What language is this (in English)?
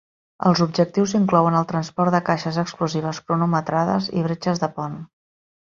Catalan